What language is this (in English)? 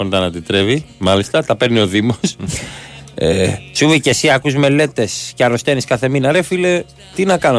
Greek